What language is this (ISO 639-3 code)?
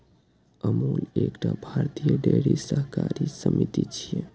mai